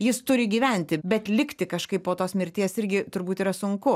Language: Lithuanian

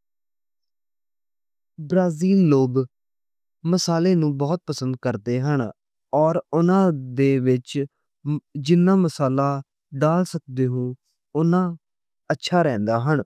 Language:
Western Panjabi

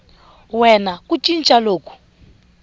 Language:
Tsonga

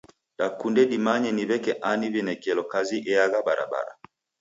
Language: Taita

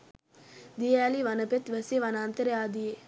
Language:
Sinhala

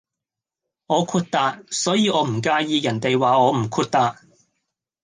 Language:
Cantonese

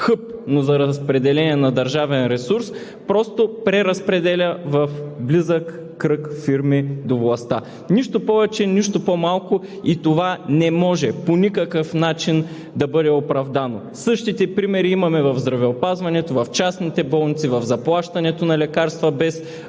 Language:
Bulgarian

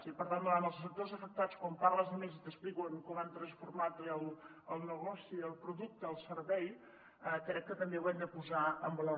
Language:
Catalan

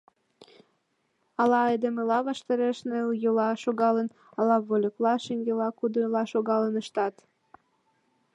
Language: Mari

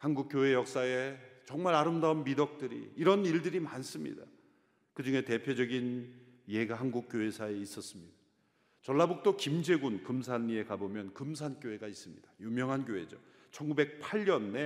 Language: Korean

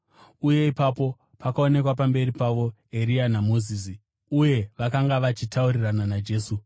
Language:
Shona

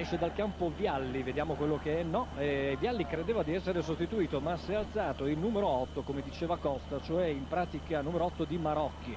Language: Italian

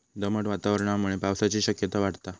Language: Marathi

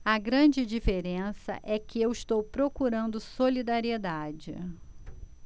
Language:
Portuguese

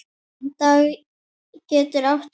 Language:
Icelandic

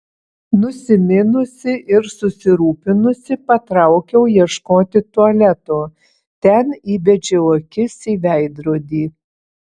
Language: Lithuanian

